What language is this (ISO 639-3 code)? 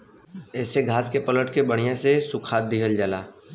bho